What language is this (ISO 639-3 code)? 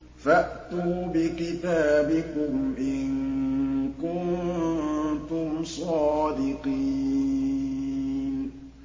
ara